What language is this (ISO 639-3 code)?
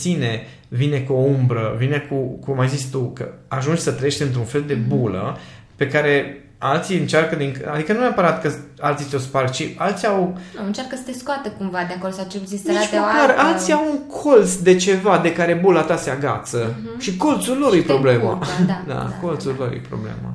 ron